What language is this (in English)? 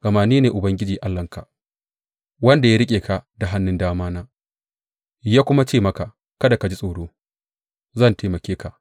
Hausa